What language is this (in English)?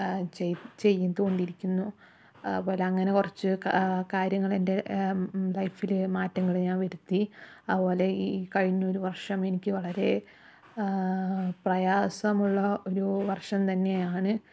Malayalam